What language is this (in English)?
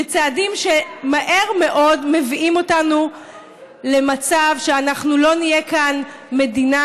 Hebrew